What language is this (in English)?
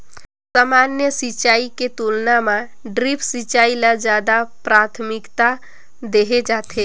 Chhattisgarhi